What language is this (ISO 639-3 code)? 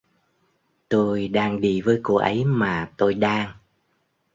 vie